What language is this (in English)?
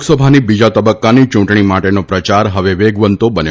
Gujarati